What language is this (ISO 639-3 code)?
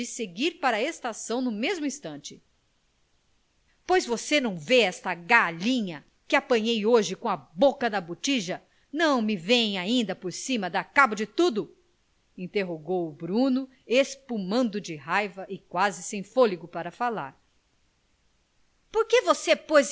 por